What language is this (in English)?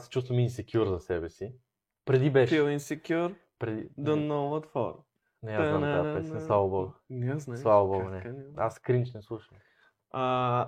Bulgarian